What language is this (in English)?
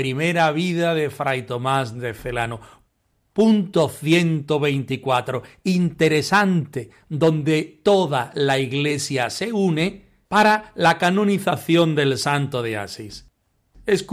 Spanish